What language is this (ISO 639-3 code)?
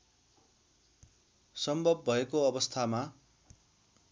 nep